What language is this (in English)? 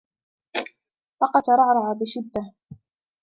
Arabic